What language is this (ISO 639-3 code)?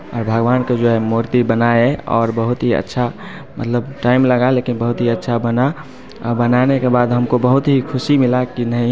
hin